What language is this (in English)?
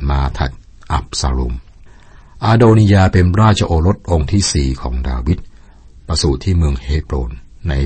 Thai